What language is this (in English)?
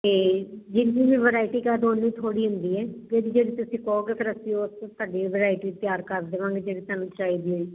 Punjabi